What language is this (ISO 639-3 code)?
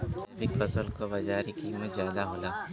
bho